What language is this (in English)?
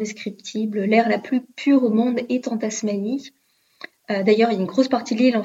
French